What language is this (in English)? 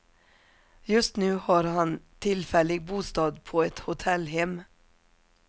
Swedish